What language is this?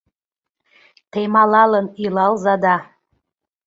Mari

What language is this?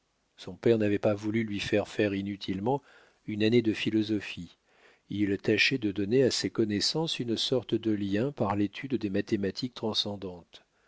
French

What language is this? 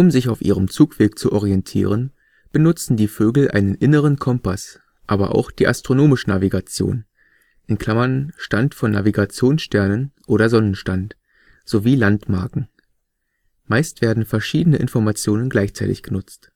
German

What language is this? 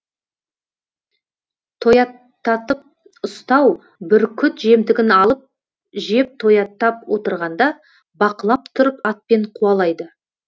Kazakh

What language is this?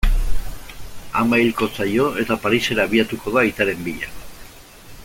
Basque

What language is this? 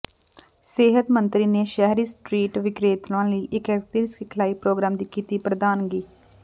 Punjabi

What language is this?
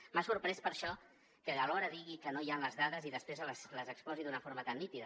Catalan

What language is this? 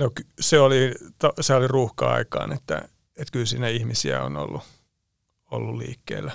Finnish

